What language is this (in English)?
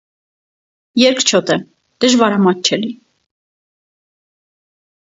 Armenian